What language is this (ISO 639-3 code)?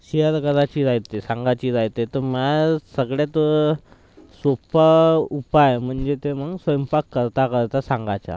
mar